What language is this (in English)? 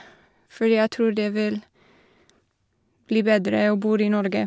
Norwegian